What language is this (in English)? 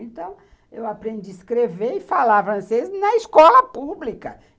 Portuguese